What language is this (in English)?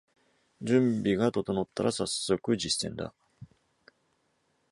Japanese